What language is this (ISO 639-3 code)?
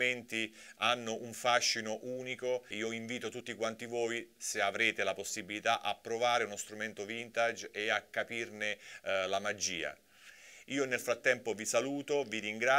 ita